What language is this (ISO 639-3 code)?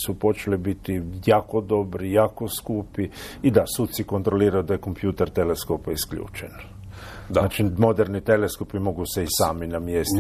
hrv